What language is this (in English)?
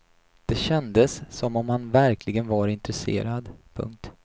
Swedish